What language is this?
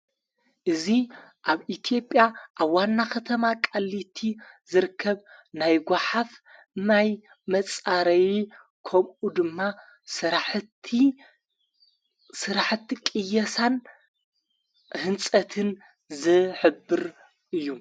Tigrinya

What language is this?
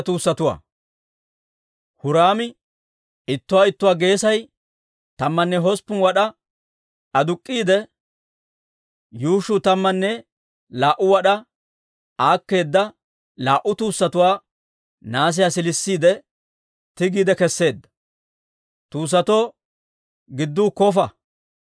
Dawro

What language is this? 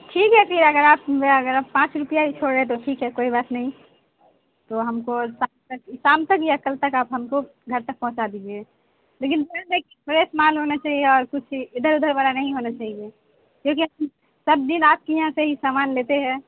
Urdu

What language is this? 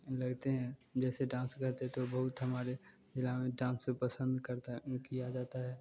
Hindi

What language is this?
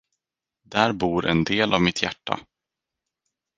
Swedish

